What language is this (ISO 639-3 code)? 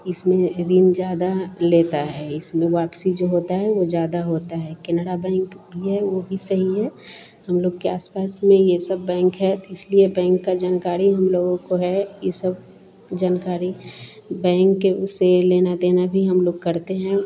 hin